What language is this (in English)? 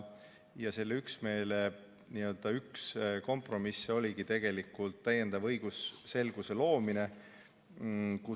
Estonian